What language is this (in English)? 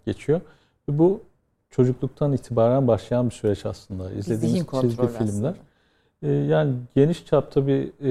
Turkish